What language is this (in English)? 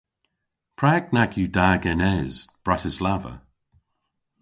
Cornish